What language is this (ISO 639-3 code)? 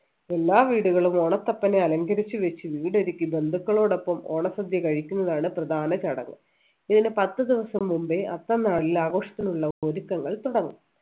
mal